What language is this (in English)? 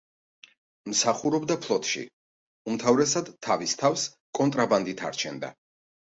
Georgian